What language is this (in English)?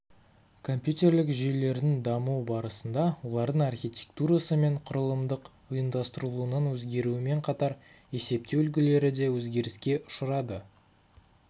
Kazakh